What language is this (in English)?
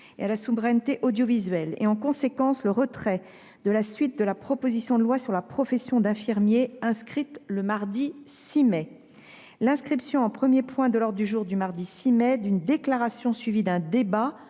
French